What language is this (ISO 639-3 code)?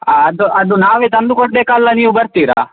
kan